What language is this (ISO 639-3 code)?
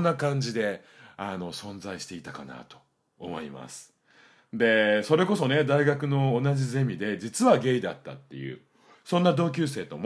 jpn